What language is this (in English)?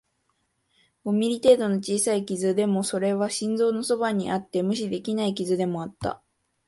Japanese